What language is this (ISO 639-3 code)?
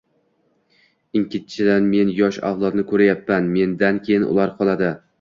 uzb